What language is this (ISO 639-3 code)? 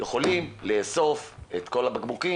heb